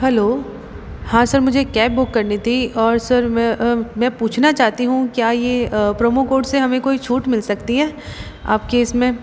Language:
Hindi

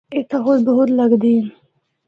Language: Northern Hindko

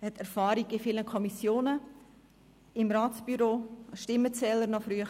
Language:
Swiss German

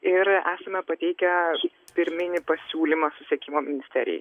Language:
Lithuanian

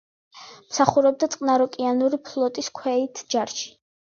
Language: Georgian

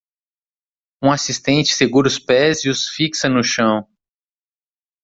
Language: Portuguese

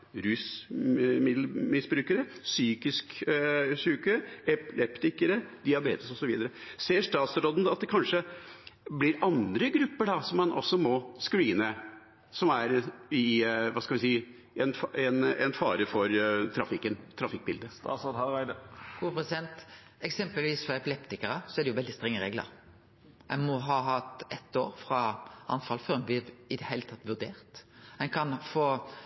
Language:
Norwegian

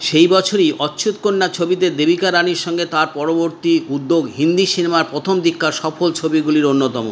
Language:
Bangla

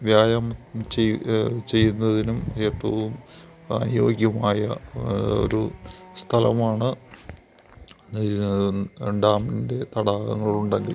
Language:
Malayalam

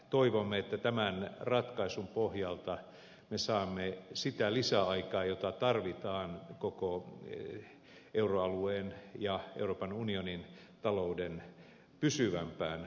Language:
Finnish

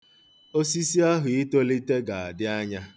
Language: Igbo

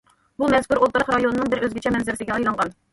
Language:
Uyghur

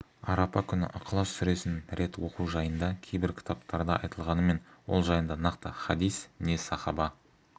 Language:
Kazakh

